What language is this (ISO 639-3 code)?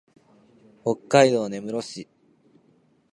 jpn